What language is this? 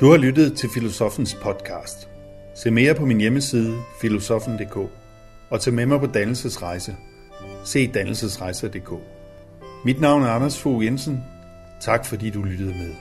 Danish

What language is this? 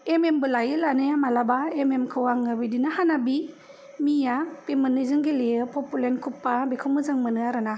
Bodo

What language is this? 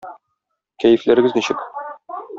Tatar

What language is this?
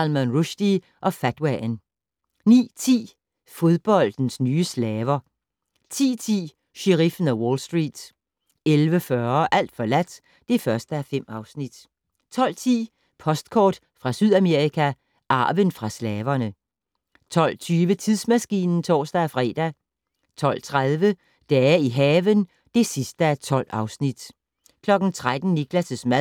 Danish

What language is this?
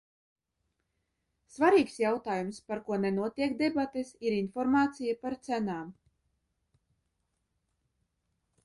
Latvian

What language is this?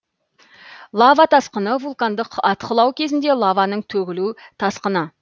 Kazakh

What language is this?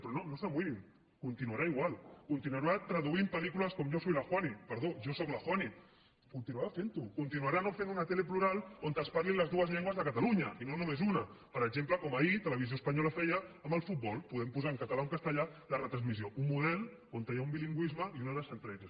Catalan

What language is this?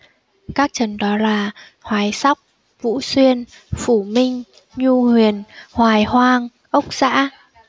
Vietnamese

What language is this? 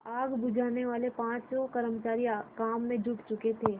Hindi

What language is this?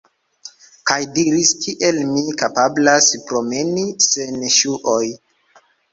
Esperanto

